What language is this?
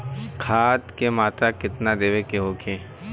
Bhojpuri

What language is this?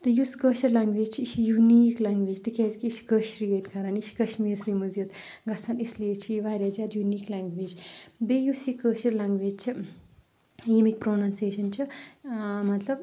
Kashmiri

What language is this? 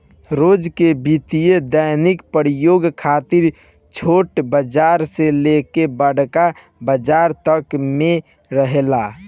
Bhojpuri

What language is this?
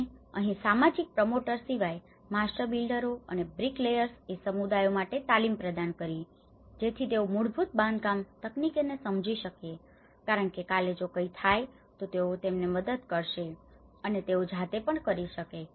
Gujarati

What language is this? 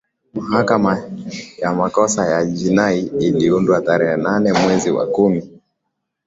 Swahili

